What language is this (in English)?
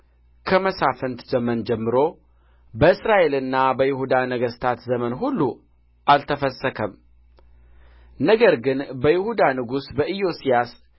Amharic